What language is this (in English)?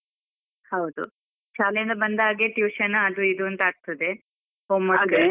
Kannada